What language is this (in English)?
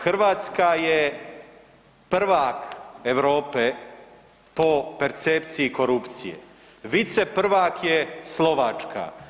Croatian